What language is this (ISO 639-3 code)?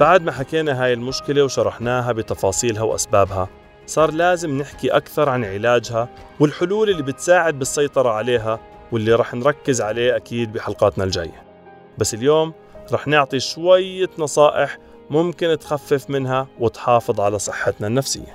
ara